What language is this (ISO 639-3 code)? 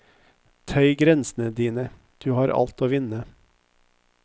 nor